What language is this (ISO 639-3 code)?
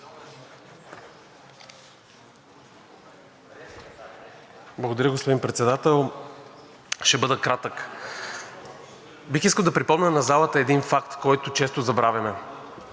bul